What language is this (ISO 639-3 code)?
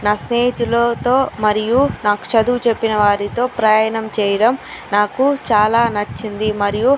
tel